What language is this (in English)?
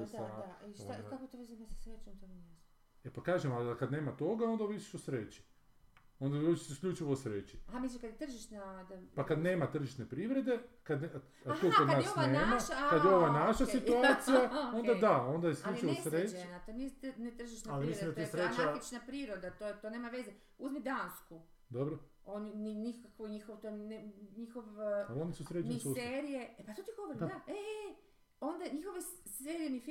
Croatian